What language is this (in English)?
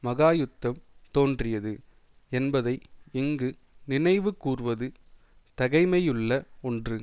Tamil